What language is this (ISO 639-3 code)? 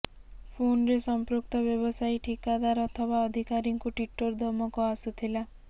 ori